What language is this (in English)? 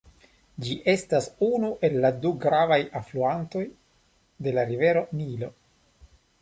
Esperanto